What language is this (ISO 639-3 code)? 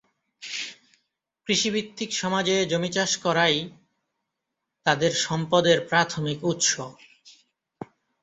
ben